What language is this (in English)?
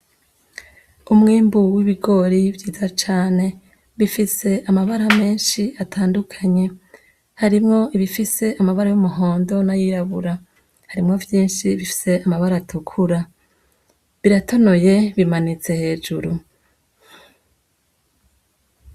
Rundi